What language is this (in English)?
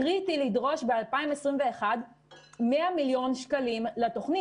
Hebrew